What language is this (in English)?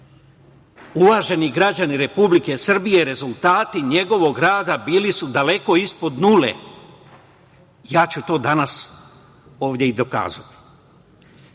Serbian